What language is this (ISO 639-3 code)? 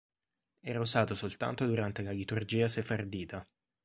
ita